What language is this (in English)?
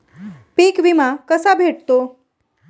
Marathi